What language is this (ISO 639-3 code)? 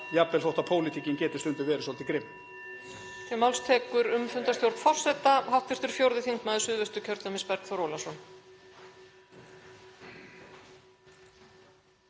isl